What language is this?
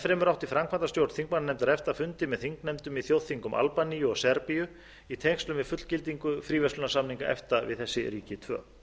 Icelandic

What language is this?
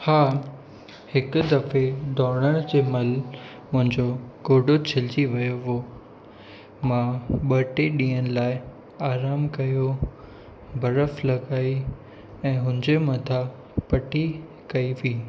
Sindhi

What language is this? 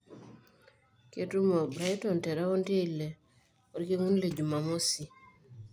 Masai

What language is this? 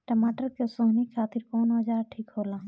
Bhojpuri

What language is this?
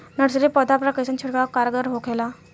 Bhojpuri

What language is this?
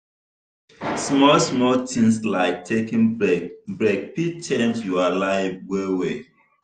Nigerian Pidgin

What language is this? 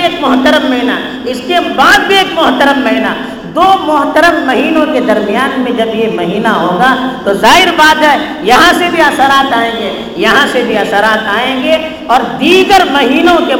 Urdu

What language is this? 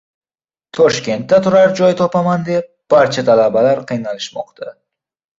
Uzbek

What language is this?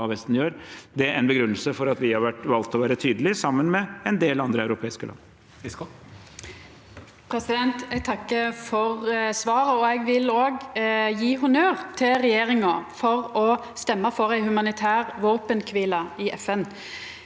Norwegian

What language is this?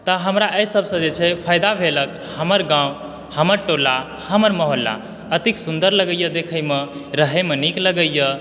Maithili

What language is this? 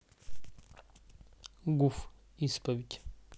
Russian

